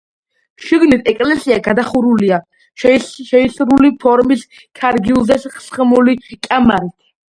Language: Georgian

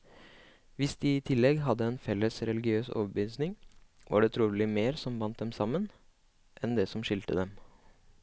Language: Norwegian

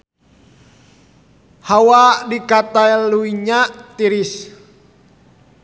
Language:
Sundanese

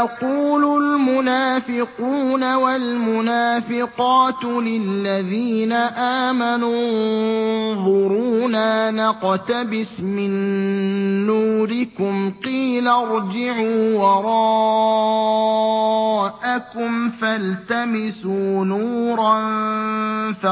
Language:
Arabic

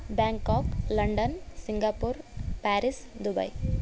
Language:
Sanskrit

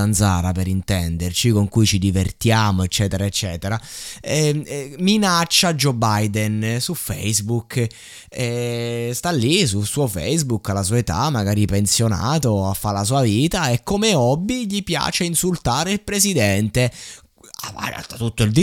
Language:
Italian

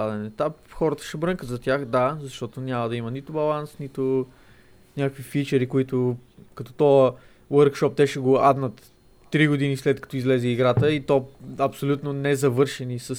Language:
Bulgarian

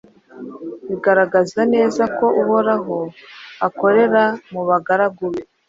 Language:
Kinyarwanda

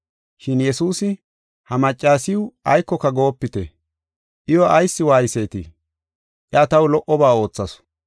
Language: Gofa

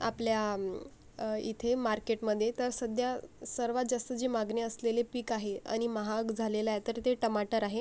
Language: Marathi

